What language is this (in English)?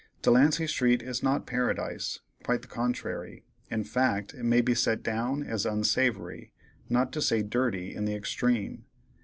English